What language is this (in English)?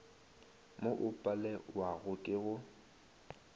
Northern Sotho